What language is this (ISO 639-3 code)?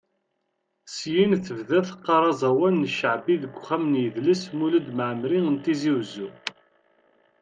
kab